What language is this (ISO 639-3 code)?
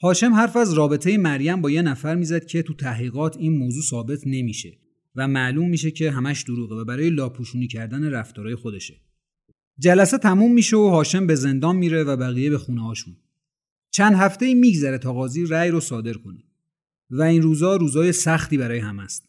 fas